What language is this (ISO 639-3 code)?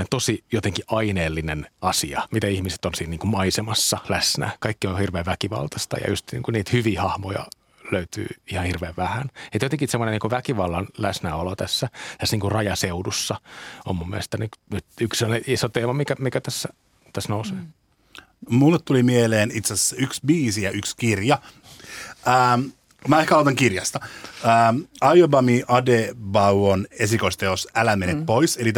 fin